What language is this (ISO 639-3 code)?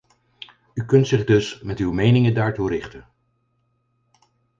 nld